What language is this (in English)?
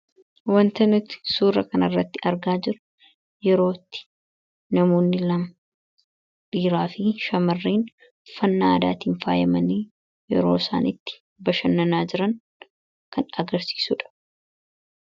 Oromo